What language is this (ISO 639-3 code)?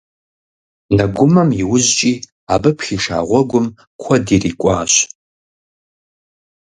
kbd